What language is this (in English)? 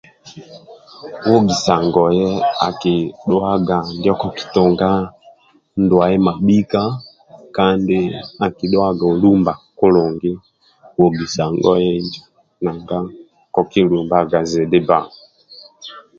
Amba (Uganda)